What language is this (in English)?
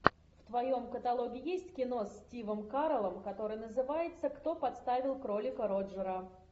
Russian